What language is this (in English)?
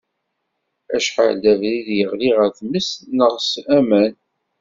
Kabyle